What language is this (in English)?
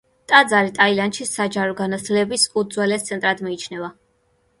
Georgian